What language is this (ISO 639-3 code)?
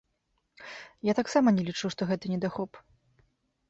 bel